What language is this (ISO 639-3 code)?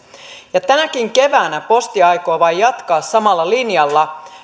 fin